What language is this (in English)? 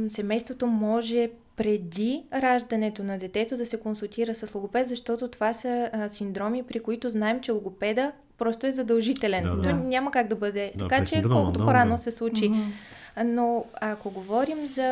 Bulgarian